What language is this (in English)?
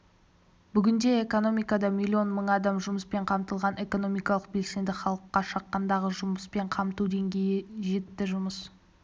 Kazakh